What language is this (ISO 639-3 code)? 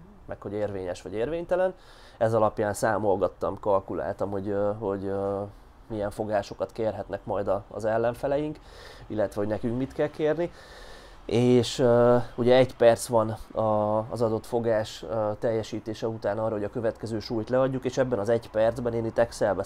hun